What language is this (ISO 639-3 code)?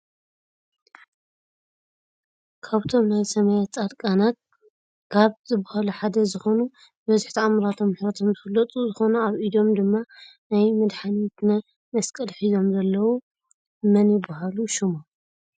tir